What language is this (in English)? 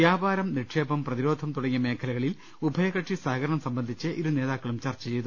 Malayalam